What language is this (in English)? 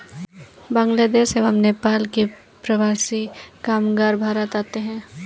Hindi